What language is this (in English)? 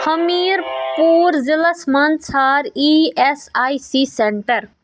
Kashmiri